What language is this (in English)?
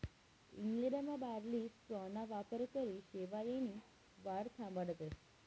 Marathi